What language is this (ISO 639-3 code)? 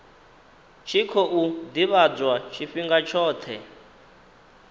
ven